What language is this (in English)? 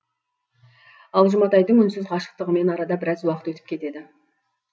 Kazakh